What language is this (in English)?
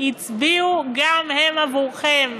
Hebrew